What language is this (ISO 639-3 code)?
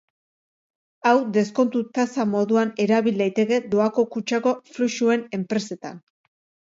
eus